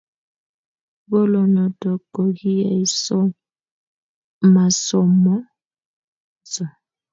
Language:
Kalenjin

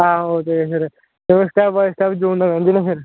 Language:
Dogri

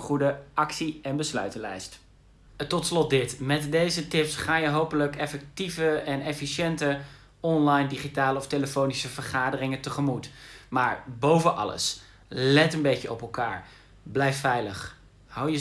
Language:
Dutch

